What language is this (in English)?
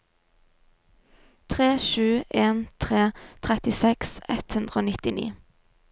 Norwegian